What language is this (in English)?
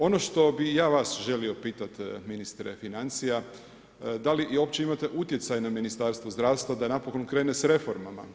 Croatian